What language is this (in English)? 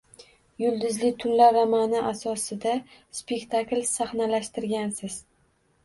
Uzbek